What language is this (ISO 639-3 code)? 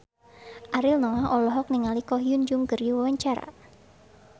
sun